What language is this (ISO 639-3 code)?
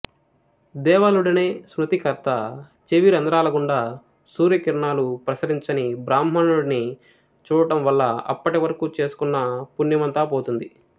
tel